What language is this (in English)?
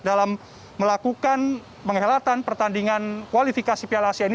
Indonesian